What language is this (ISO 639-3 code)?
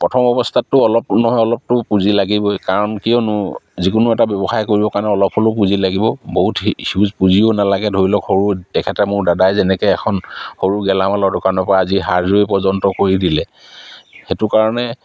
asm